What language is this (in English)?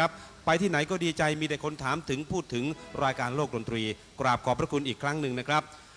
Thai